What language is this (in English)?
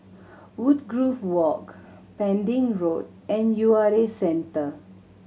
English